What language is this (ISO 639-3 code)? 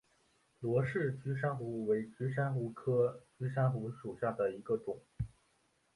zho